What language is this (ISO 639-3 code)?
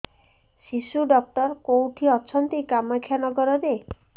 ori